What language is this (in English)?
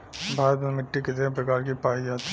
Bhojpuri